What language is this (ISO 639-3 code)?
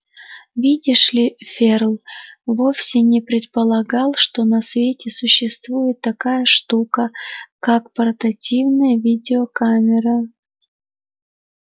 rus